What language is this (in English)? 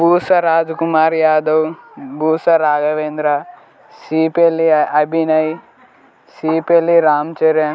Telugu